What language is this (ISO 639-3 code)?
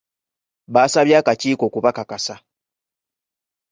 lug